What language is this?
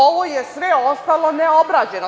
Serbian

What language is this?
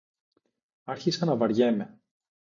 Greek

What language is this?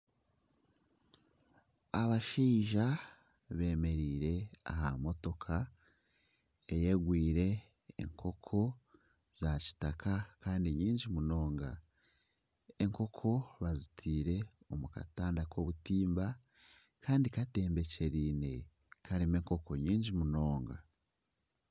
Nyankole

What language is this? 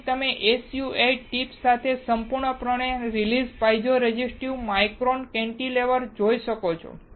Gujarati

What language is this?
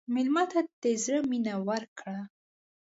Pashto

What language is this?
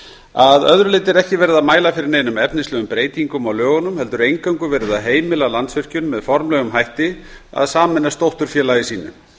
Icelandic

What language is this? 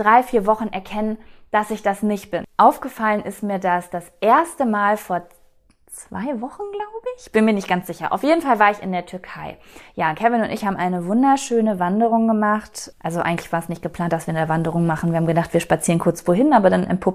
German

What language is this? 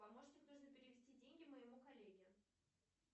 Russian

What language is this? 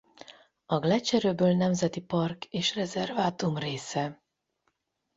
Hungarian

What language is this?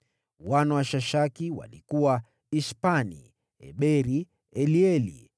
Swahili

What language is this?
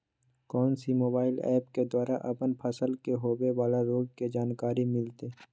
Magahi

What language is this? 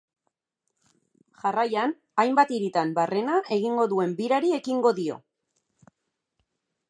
Basque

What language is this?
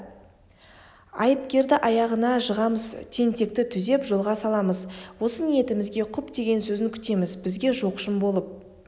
Kazakh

